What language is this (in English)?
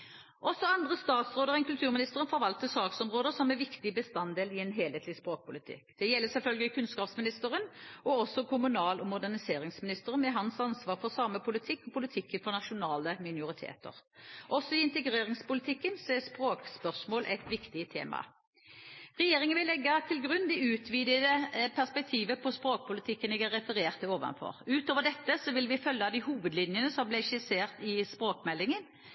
Norwegian Bokmål